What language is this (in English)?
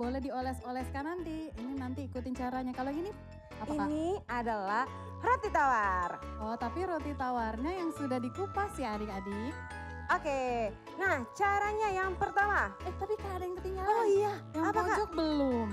Indonesian